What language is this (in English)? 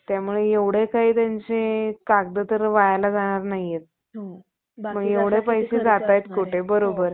Marathi